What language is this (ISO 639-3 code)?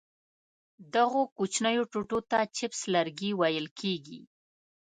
pus